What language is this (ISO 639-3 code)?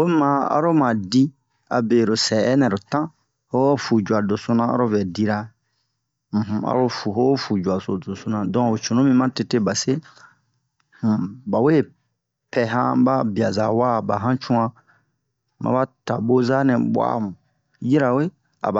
bmq